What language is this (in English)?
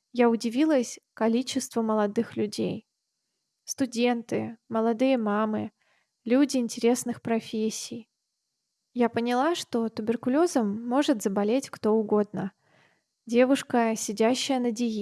Russian